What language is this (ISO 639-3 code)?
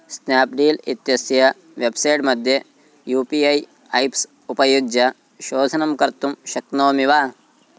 san